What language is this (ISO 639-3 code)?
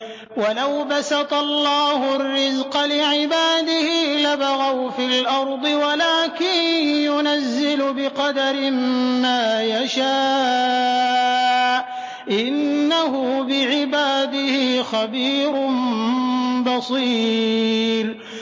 ara